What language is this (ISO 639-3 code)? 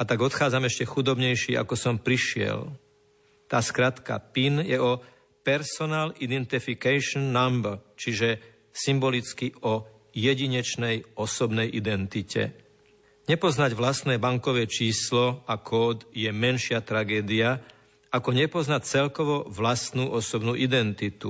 slk